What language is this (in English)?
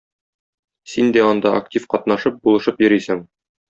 Tatar